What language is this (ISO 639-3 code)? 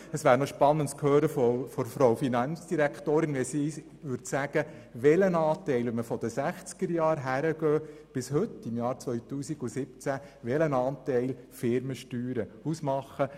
gsw